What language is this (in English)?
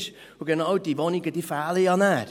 Swiss German